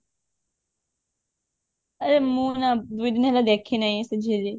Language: Odia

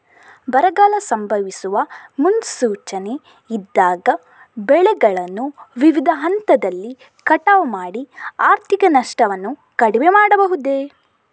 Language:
Kannada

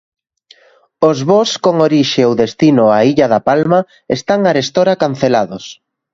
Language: Galician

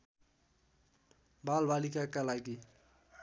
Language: Nepali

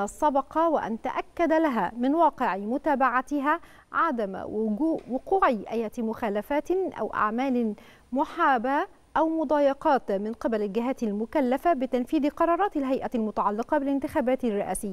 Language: Arabic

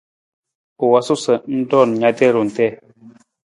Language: Nawdm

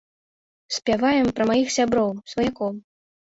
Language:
Belarusian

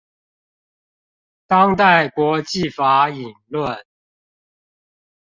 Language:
Chinese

